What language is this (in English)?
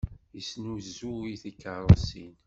Kabyle